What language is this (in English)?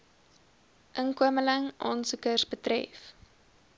Afrikaans